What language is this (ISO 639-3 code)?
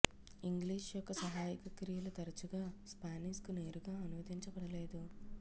tel